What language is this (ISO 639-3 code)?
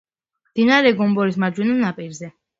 kat